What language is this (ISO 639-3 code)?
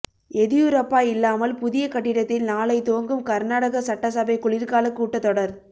tam